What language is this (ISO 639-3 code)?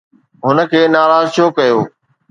snd